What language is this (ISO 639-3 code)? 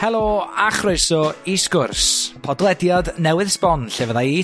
cym